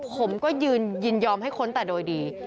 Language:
Thai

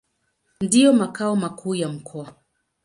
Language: Swahili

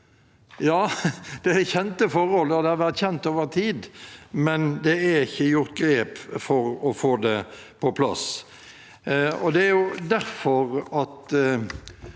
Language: Norwegian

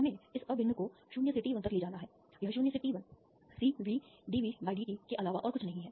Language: Hindi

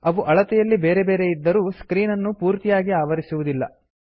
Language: Kannada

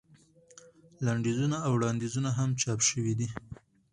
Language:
Pashto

